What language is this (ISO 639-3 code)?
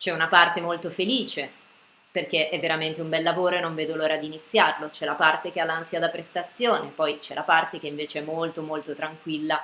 ita